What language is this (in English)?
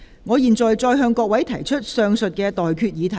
Cantonese